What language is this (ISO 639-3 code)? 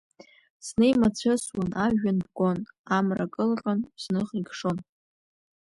abk